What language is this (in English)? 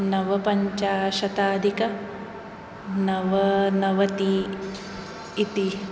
Sanskrit